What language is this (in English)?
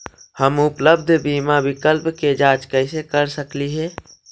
Magahi